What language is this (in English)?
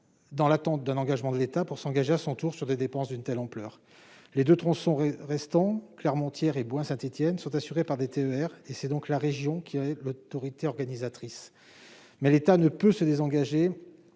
French